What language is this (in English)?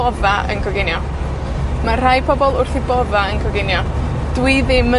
Welsh